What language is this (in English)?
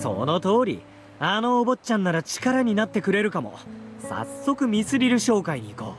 Japanese